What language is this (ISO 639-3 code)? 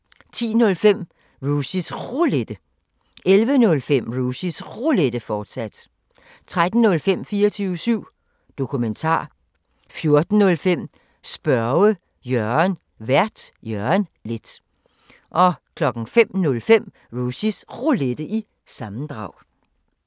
dan